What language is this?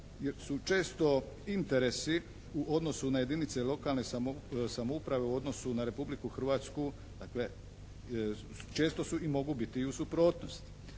Croatian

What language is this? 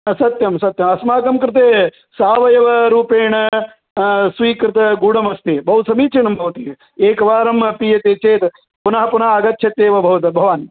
Sanskrit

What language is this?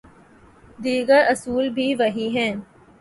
Urdu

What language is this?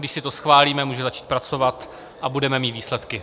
Czech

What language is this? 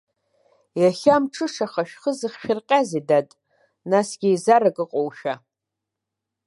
Abkhazian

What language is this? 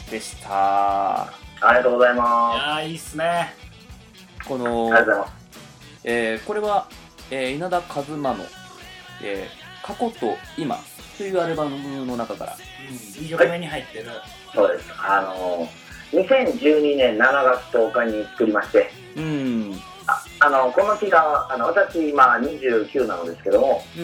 Japanese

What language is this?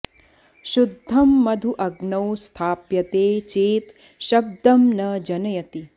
Sanskrit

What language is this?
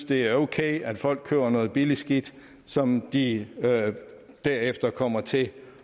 Danish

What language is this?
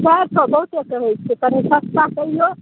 Maithili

